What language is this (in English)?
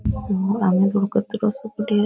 Rajasthani